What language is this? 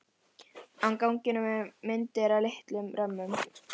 Icelandic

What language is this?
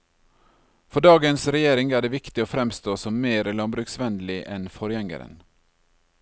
Norwegian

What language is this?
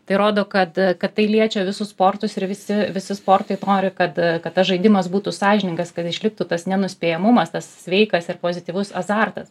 Lithuanian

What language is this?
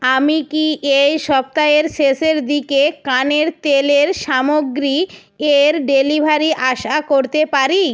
Bangla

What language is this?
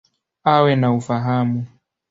Swahili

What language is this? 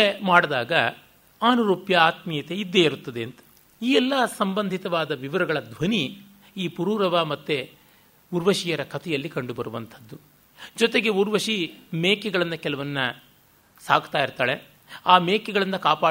Kannada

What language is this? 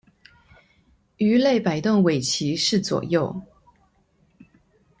Chinese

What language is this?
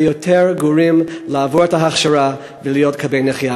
Hebrew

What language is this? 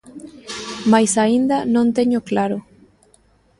Galician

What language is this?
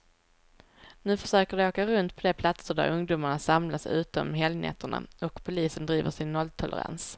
Swedish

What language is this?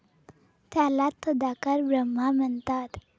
Marathi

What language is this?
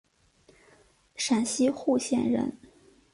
Chinese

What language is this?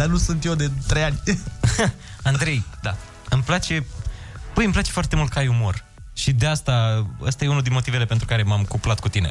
Romanian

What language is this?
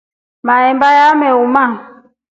Rombo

